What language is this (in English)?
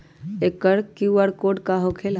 Magahi